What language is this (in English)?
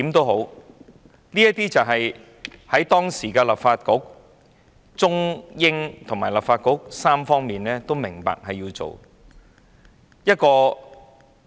Cantonese